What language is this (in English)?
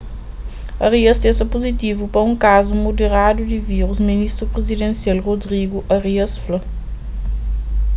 Kabuverdianu